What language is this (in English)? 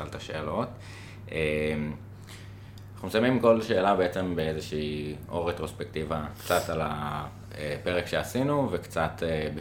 Hebrew